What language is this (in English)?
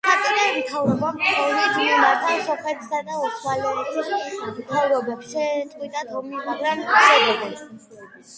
Georgian